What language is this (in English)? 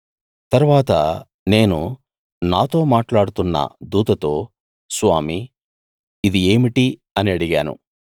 Telugu